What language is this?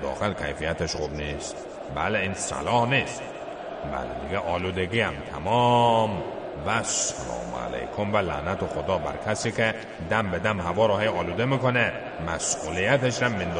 Persian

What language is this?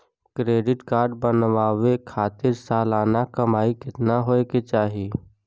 Bhojpuri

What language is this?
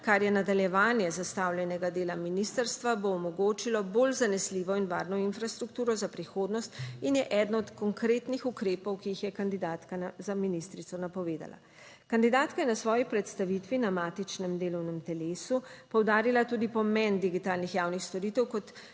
Slovenian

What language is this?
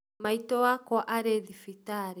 Kikuyu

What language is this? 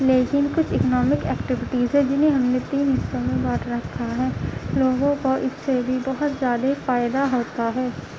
Urdu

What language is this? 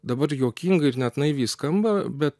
Lithuanian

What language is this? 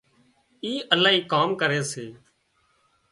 Wadiyara Koli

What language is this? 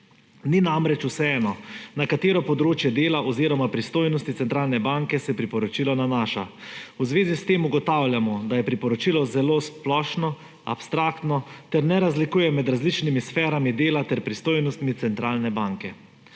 Slovenian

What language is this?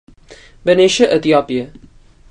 Catalan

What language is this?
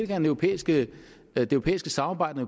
Danish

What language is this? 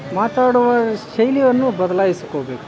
Kannada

